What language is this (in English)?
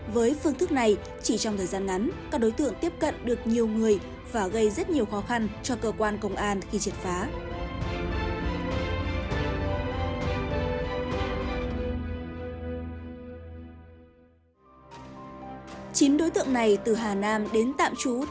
Vietnamese